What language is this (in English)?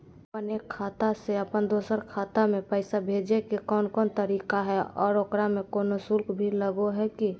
Magahi